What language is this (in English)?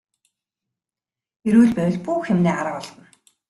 Mongolian